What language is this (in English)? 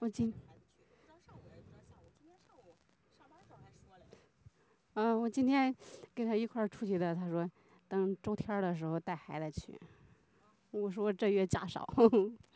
Chinese